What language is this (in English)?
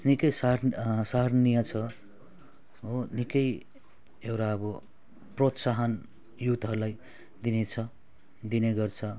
Nepali